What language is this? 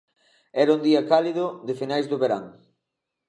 Galician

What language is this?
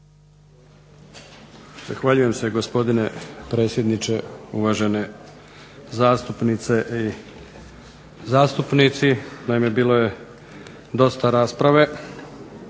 Croatian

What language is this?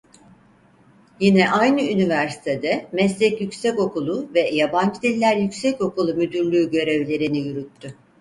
Turkish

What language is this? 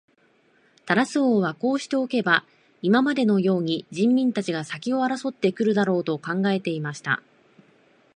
Japanese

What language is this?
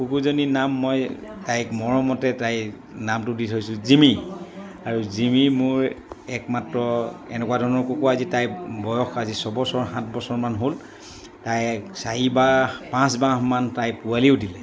Assamese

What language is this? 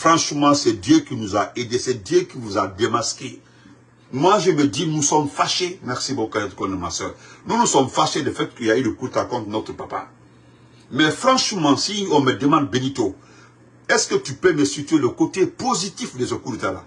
French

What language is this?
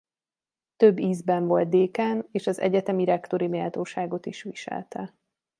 Hungarian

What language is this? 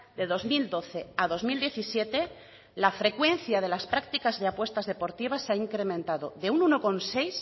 Spanish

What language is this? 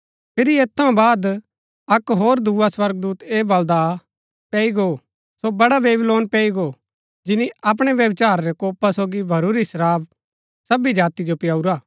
Gaddi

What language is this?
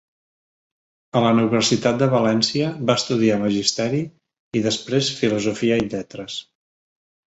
Catalan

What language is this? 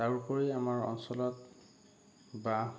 Assamese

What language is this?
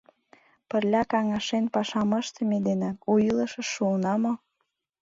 Mari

